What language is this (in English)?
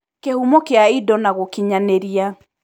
Kikuyu